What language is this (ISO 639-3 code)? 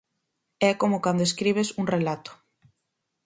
glg